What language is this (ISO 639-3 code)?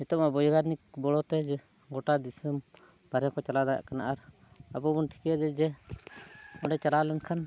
sat